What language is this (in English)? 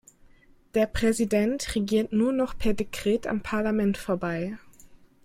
German